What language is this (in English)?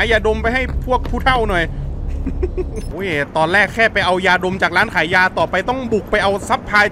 Thai